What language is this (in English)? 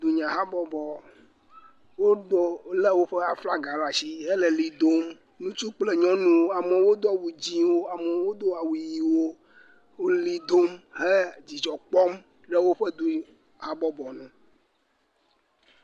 Ewe